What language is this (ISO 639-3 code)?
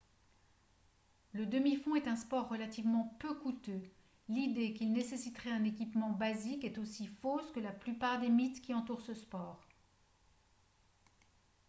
fra